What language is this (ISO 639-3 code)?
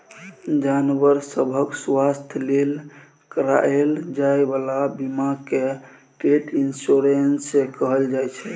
mai